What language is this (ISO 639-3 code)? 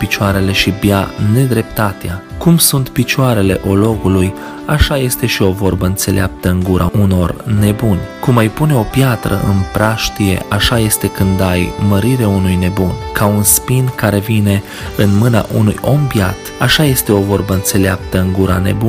ron